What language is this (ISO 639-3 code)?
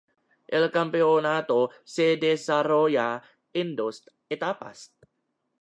spa